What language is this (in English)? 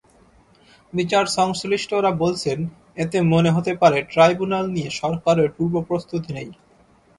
Bangla